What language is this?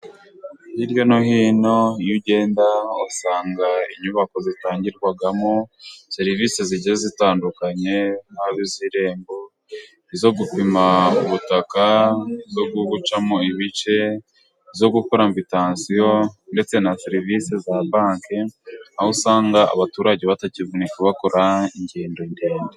Kinyarwanda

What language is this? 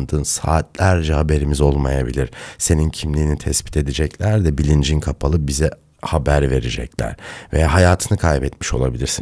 Turkish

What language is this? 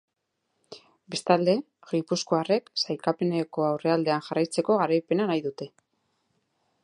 Basque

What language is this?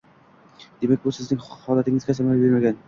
Uzbek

